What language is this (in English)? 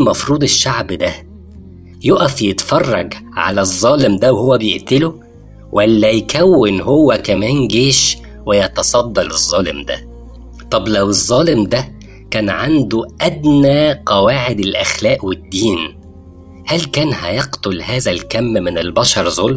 Arabic